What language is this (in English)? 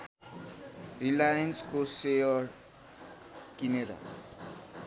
Nepali